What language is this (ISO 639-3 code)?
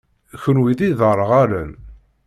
kab